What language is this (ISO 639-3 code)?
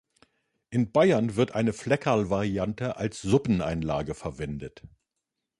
deu